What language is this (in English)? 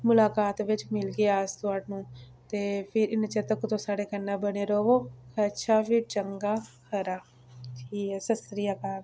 Dogri